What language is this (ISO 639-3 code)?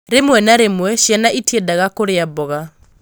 kik